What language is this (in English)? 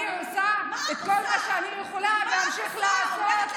Hebrew